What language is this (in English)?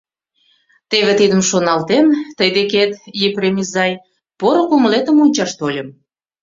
Mari